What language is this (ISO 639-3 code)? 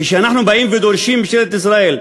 heb